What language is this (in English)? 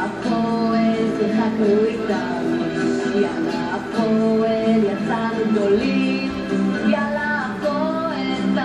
Hebrew